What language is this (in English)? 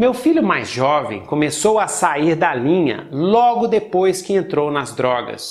Portuguese